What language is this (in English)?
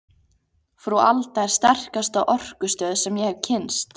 Icelandic